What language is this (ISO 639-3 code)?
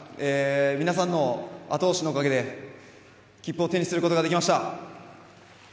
jpn